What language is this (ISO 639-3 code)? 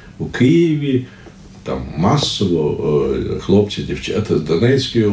ukr